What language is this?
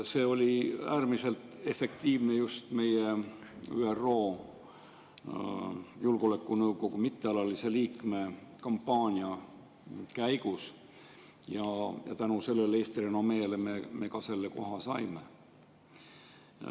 Estonian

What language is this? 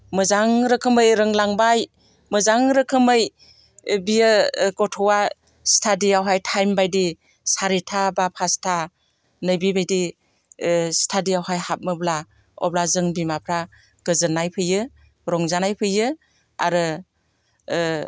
Bodo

